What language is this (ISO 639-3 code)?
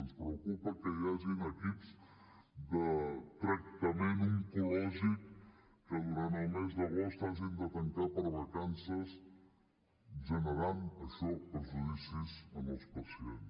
cat